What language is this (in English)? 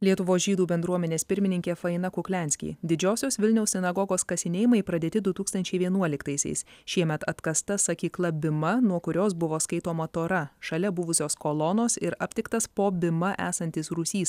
Lithuanian